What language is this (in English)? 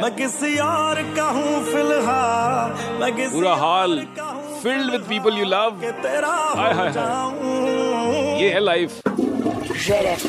Hindi